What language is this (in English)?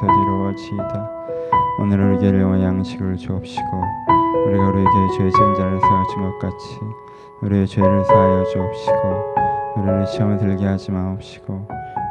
Korean